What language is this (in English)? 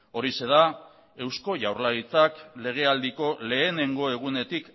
Basque